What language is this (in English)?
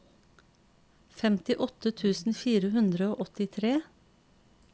Norwegian